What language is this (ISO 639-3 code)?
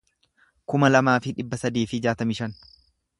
orm